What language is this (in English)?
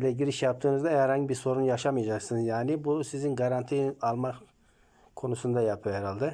Turkish